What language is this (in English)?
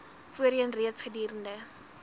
Afrikaans